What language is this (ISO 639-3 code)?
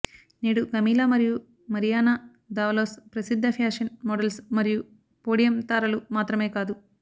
tel